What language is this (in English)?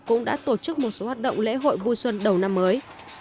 Vietnamese